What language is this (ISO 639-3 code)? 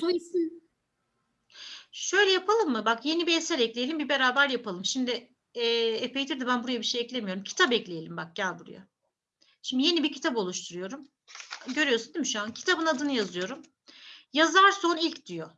tur